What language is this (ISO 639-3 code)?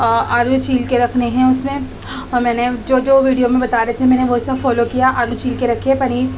urd